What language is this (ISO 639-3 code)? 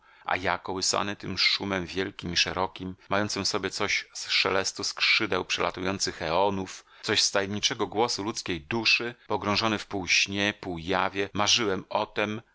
pol